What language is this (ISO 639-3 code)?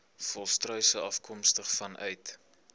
afr